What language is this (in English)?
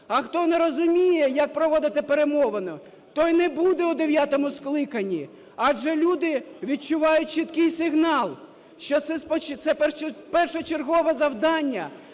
Ukrainian